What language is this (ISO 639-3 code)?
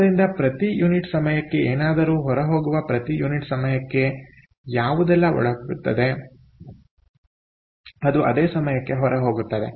kan